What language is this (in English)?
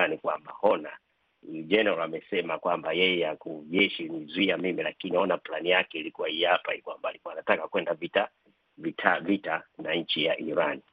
Swahili